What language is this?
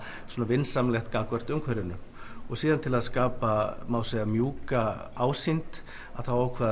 Icelandic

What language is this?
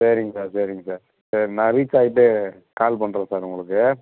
Tamil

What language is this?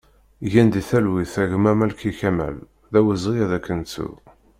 Kabyle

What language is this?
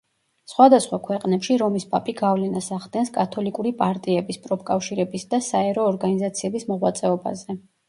Georgian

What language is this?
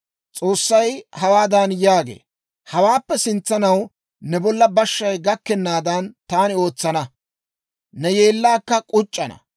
Dawro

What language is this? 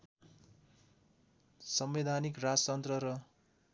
Nepali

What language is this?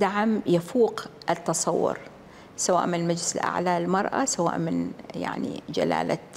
Arabic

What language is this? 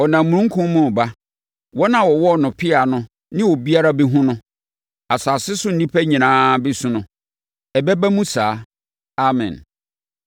Akan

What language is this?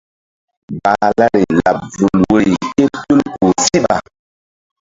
Mbum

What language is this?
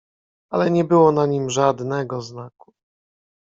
Polish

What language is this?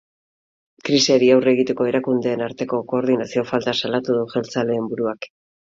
Basque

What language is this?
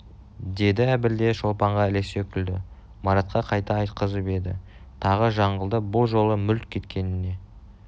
Kazakh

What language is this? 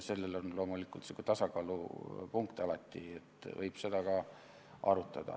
Estonian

